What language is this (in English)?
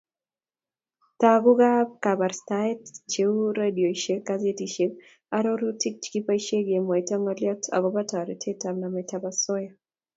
Kalenjin